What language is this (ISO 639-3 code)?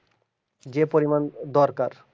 ben